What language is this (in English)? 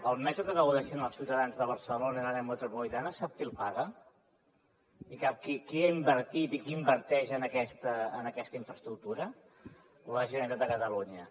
Catalan